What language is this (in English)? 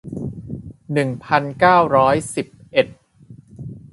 Thai